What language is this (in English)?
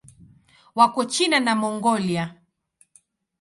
Swahili